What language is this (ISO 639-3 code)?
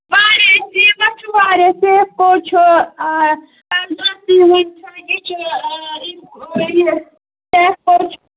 kas